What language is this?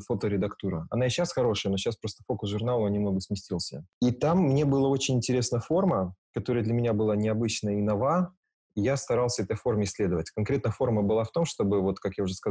Russian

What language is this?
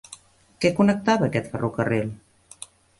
Catalan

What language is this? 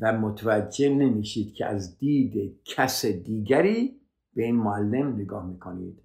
Persian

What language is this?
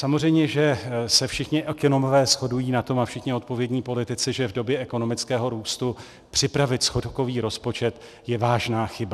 Czech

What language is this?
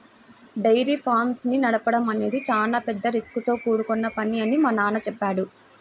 Telugu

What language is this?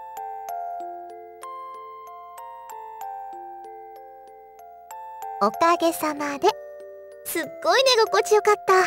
Japanese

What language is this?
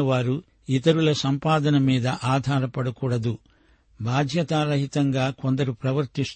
Telugu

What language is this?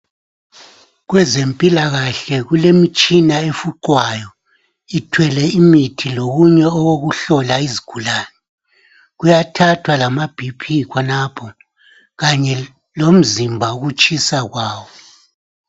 North Ndebele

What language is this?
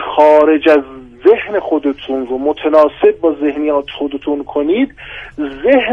Persian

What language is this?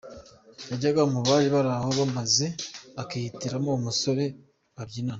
Kinyarwanda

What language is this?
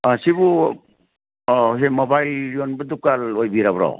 Manipuri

